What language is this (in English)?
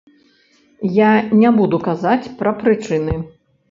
Belarusian